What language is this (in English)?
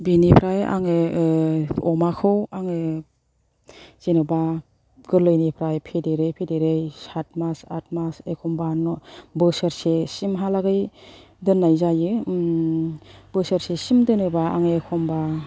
Bodo